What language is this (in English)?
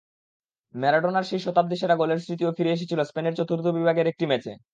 Bangla